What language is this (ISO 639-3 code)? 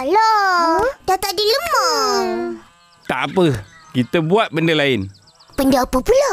msa